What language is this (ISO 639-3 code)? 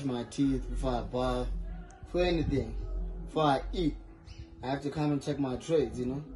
eng